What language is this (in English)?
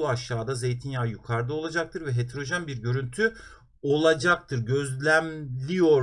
Turkish